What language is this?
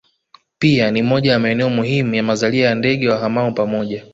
Swahili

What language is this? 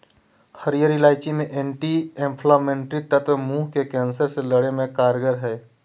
Magahi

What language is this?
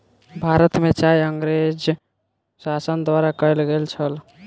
Maithili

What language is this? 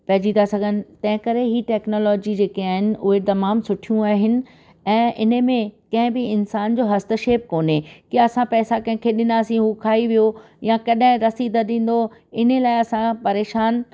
Sindhi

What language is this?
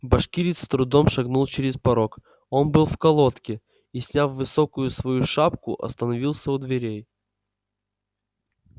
Russian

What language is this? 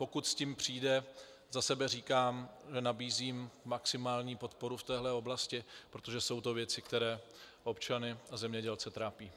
Czech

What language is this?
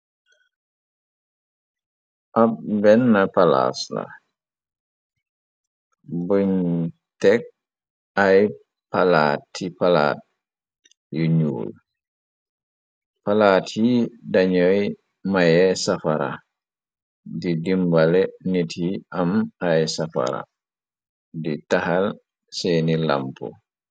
Wolof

